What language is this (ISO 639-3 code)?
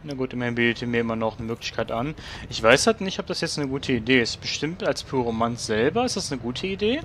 deu